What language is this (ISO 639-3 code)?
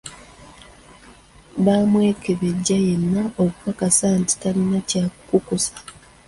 lug